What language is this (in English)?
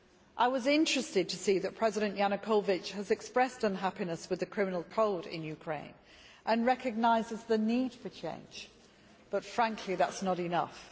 English